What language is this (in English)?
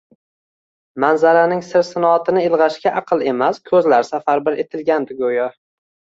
Uzbek